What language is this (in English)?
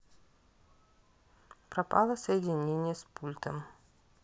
Russian